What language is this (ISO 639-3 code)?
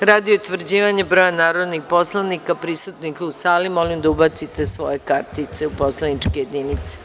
srp